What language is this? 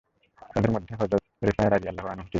Bangla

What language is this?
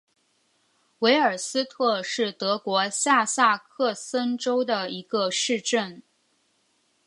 Chinese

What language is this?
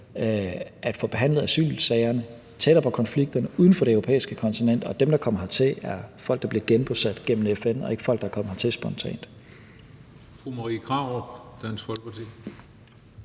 Danish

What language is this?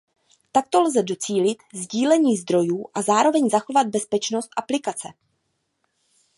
Czech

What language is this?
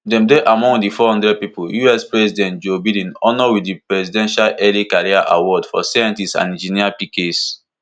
Nigerian Pidgin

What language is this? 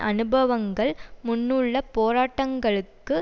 Tamil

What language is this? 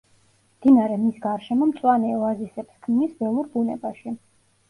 Georgian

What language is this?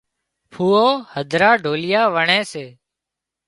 Wadiyara Koli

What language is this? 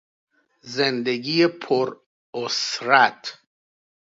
Persian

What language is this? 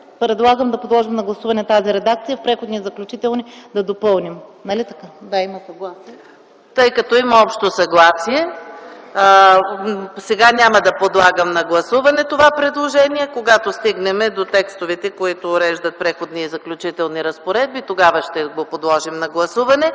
Bulgarian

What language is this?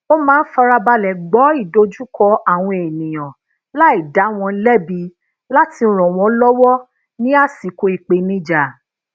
Yoruba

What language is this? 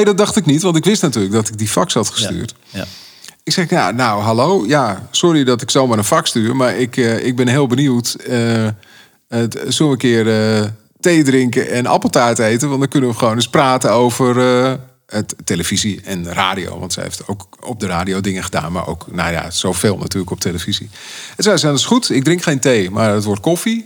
Dutch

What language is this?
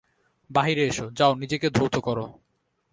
Bangla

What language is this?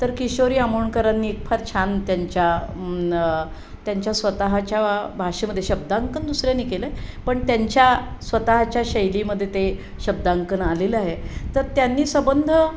Marathi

